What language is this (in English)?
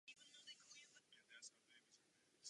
Czech